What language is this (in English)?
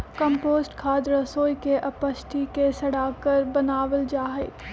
Magahi